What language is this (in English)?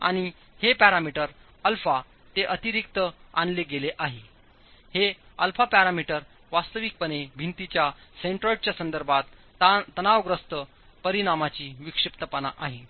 Marathi